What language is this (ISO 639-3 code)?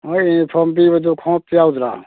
mni